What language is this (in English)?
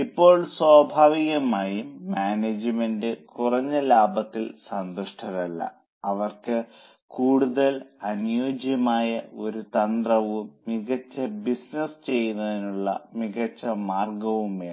Malayalam